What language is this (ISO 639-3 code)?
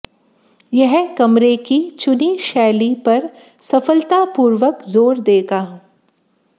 hin